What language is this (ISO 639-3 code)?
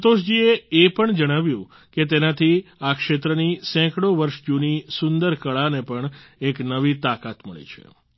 guj